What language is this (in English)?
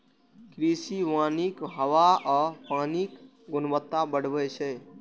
Maithili